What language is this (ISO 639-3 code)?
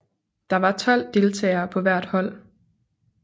dan